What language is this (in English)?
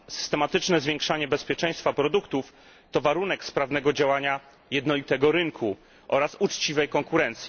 Polish